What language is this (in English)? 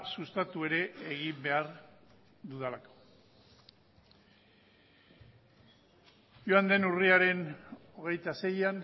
Basque